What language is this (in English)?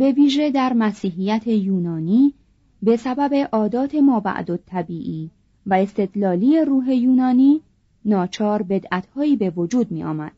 Persian